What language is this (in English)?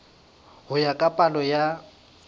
Southern Sotho